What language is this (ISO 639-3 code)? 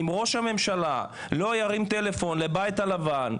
heb